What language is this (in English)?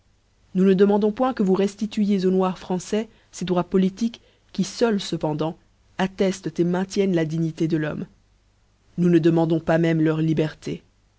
French